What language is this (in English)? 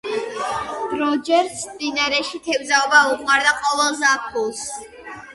Georgian